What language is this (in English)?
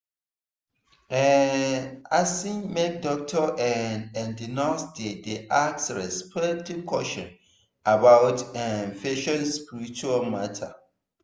Nigerian Pidgin